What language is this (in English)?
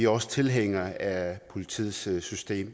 Danish